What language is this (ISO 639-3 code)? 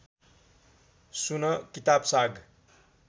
nep